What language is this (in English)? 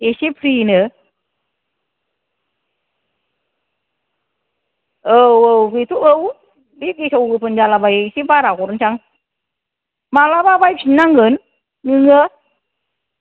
Bodo